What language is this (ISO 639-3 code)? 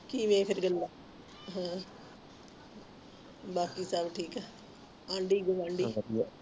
pan